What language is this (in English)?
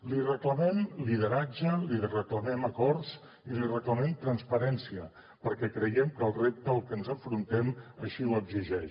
Catalan